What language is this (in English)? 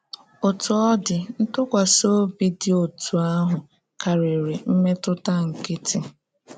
Igbo